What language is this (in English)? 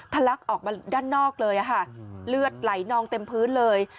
Thai